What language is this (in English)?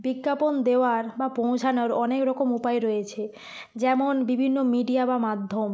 Bangla